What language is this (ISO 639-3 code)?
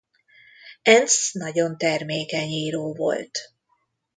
hun